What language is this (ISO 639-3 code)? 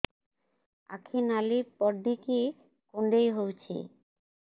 ori